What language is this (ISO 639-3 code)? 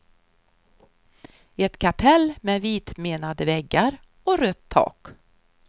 swe